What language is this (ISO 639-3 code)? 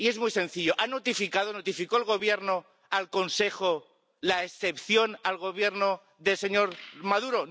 spa